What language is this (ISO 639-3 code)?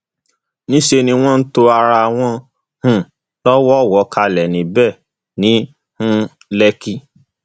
yor